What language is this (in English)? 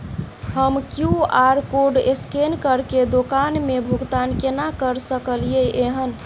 Maithili